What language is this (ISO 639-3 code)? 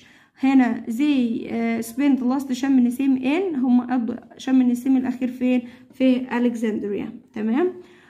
ara